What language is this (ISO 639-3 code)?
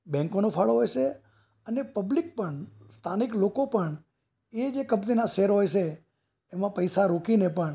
guj